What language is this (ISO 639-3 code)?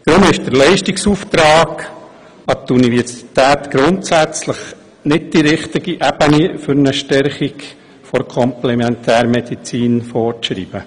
gsw